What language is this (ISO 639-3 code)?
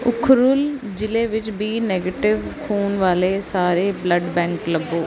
pan